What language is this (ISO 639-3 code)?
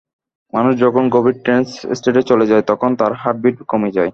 ben